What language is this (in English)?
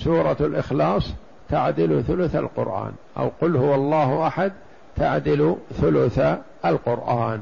Arabic